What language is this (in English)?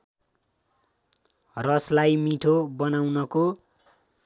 Nepali